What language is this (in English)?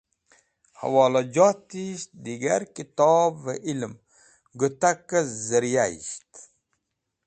Wakhi